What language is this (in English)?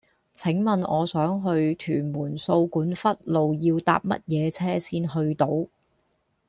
Cantonese